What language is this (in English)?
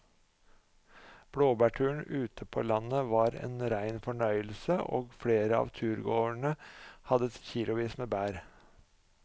Norwegian